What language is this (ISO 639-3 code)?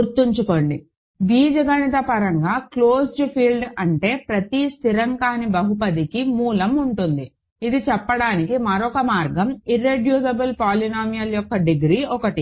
tel